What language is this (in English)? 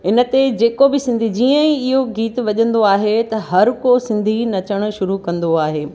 Sindhi